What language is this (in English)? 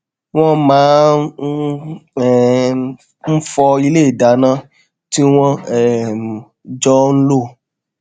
Yoruba